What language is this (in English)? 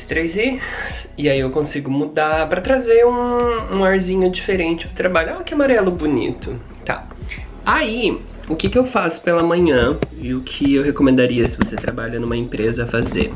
Portuguese